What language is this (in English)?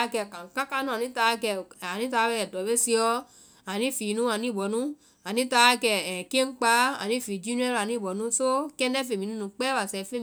Vai